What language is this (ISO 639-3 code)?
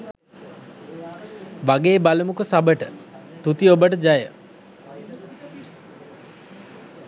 sin